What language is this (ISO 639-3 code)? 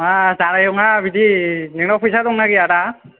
brx